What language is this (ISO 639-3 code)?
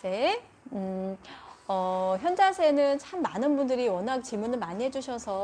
kor